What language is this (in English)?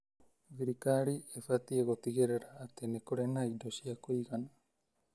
Kikuyu